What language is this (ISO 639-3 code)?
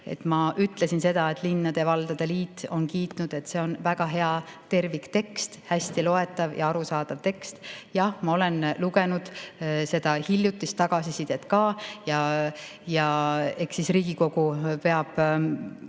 est